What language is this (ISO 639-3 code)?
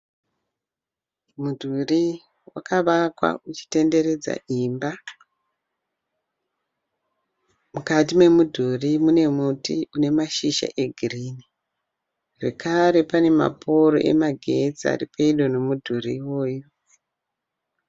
sna